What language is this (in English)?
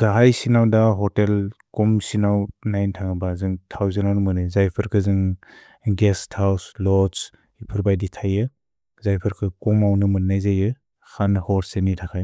Bodo